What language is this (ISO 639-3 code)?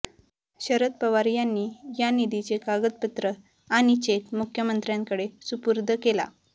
mar